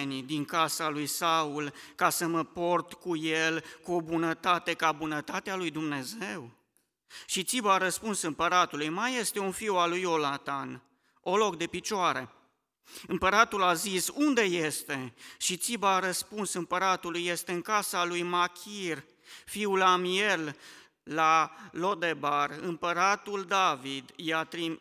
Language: Romanian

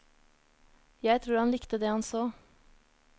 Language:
Norwegian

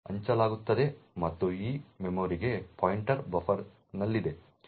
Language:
Kannada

